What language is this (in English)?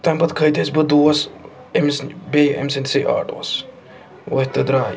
Kashmiri